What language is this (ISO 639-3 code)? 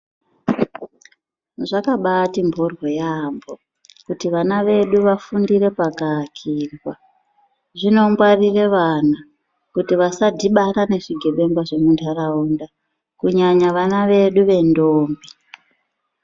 ndc